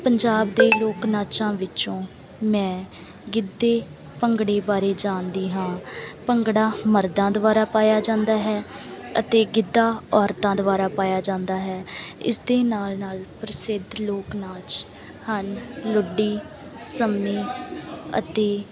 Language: Punjabi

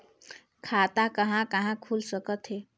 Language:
Chhattisgarhi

